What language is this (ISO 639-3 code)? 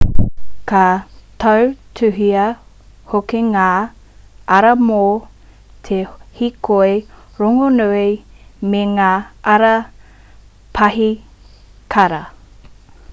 mri